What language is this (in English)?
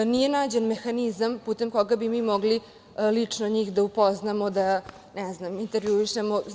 Serbian